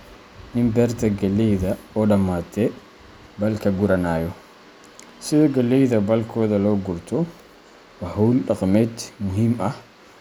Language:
Somali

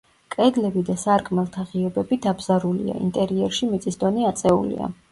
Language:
Georgian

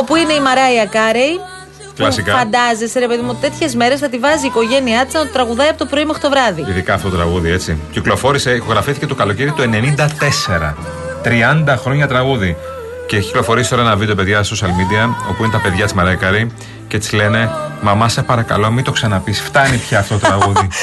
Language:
Greek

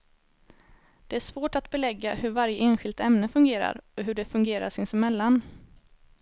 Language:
Swedish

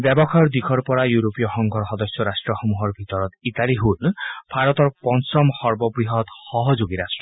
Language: Assamese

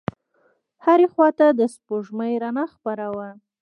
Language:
Pashto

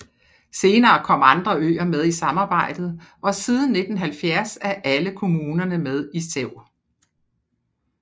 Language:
Danish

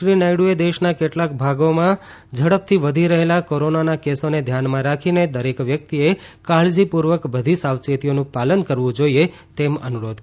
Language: Gujarati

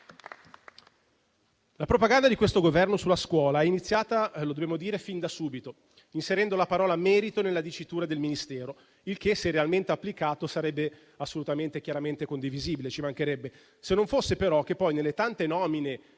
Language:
Italian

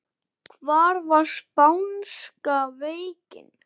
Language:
Icelandic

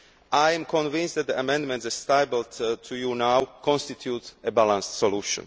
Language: English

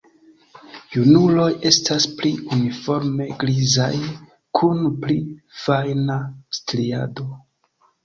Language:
Esperanto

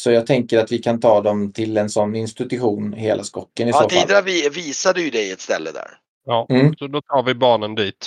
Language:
Swedish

